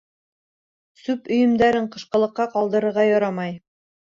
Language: Bashkir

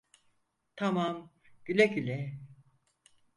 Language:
Turkish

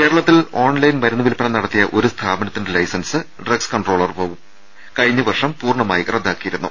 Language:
Malayalam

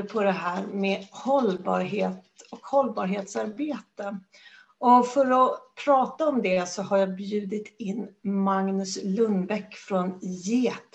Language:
Swedish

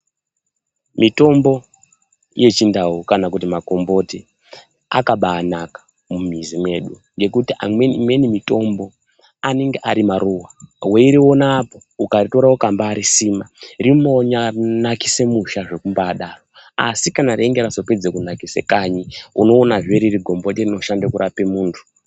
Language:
Ndau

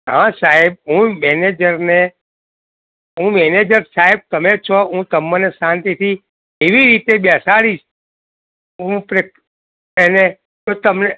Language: Gujarati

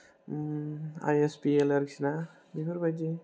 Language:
Bodo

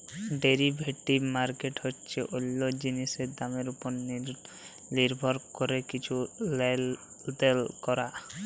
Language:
Bangla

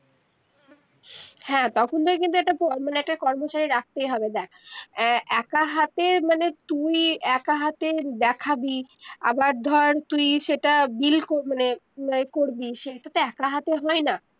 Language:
Bangla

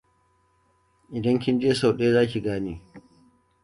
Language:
Hausa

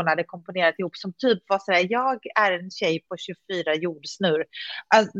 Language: Swedish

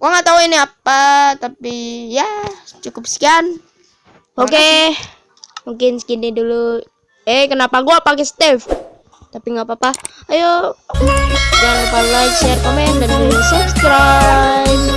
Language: Indonesian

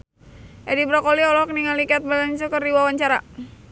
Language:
Sundanese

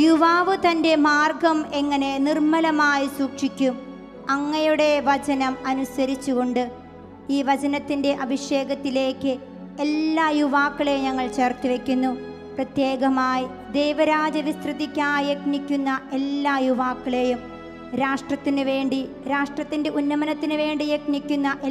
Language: Turkish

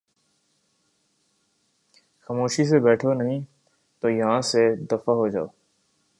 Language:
Urdu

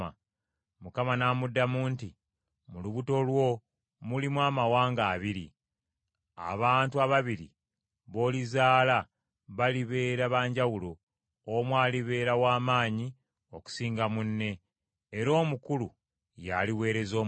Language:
Ganda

